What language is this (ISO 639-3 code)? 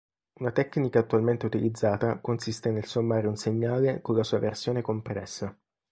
ita